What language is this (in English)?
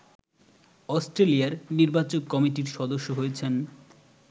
Bangla